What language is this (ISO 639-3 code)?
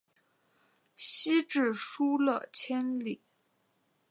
zho